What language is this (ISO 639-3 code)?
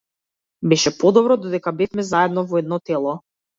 mkd